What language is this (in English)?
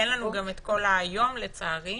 Hebrew